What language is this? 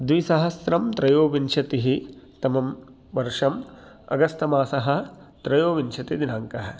Sanskrit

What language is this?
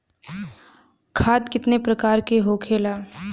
Bhojpuri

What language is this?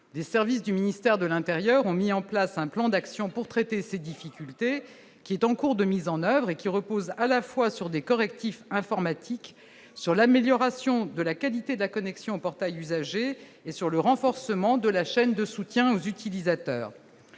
French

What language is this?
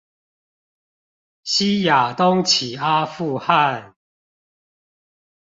Chinese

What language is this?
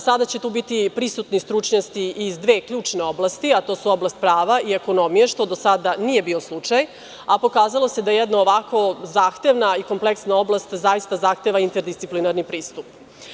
Serbian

